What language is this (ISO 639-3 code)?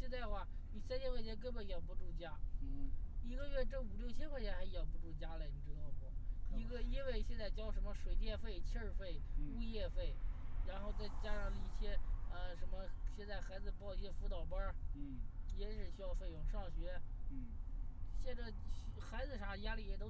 zho